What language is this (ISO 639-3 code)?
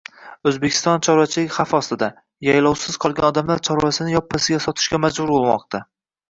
uzb